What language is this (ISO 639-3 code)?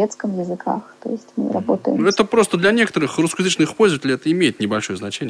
rus